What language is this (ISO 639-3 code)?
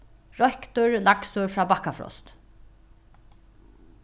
fao